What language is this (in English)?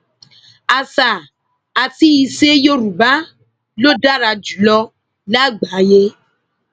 Yoruba